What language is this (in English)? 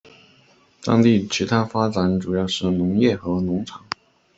Chinese